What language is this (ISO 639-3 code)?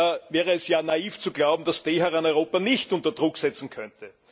deu